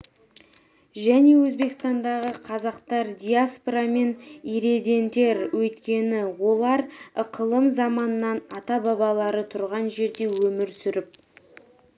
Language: Kazakh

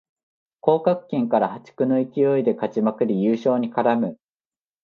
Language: Japanese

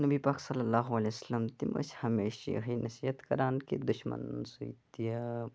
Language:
Kashmiri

